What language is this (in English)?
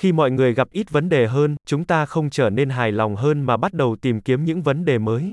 Vietnamese